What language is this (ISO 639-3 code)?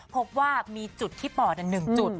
tha